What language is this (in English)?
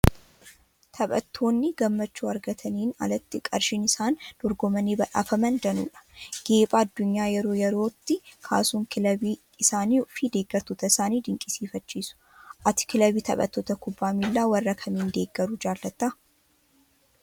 Oromo